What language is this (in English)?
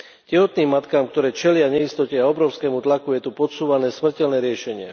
Slovak